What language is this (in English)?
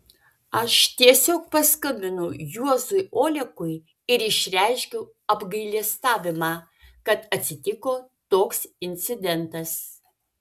Lithuanian